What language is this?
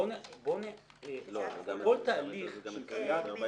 Hebrew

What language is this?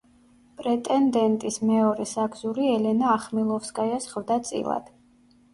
Georgian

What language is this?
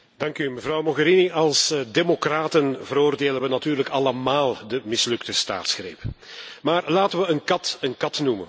Dutch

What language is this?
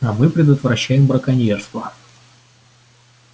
Russian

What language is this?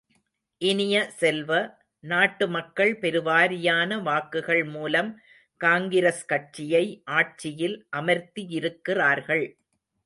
Tamil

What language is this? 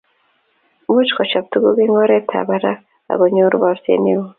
Kalenjin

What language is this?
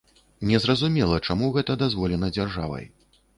Belarusian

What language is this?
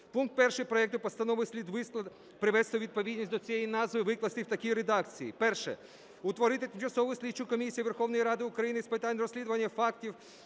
Ukrainian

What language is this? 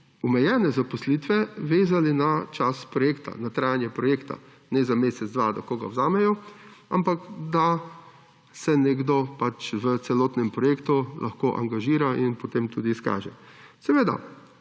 Slovenian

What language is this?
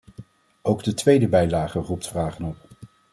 Dutch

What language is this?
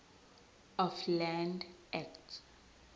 Zulu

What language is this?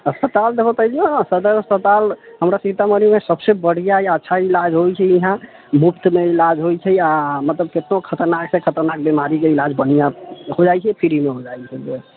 Maithili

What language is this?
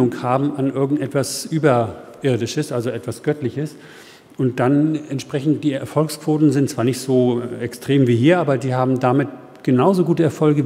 German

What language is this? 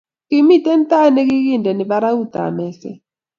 Kalenjin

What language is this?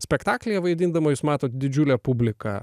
Lithuanian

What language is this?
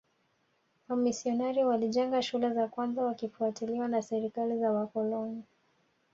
Swahili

